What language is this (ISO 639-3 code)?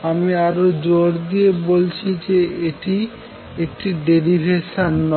ben